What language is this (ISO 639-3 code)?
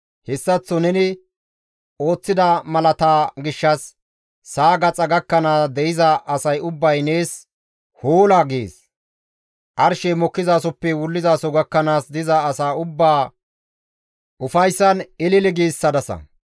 gmv